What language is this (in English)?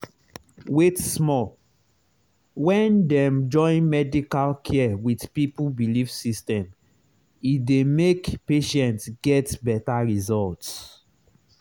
Nigerian Pidgin